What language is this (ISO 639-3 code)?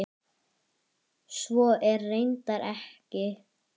isl